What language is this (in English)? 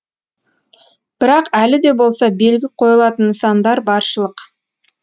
Kazakh